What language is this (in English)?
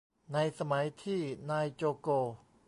Thai